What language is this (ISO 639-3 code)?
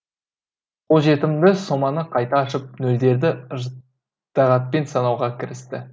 kaz